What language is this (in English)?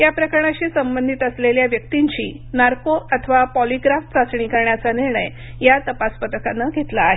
Marathi